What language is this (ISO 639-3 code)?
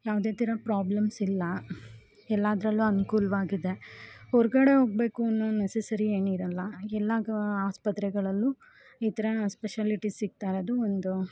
kan